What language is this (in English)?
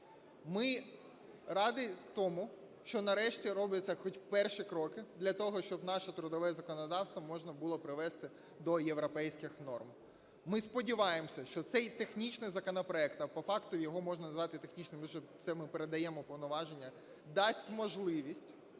Ukrainian